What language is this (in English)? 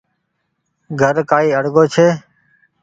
Goaria